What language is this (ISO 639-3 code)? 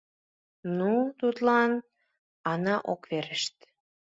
chm